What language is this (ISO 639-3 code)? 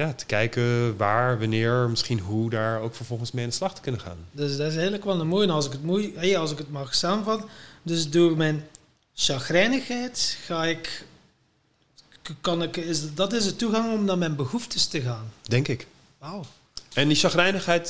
nld